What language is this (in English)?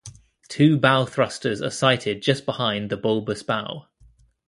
English